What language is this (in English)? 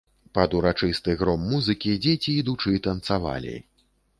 Belarusian